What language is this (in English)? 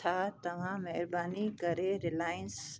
Sindhi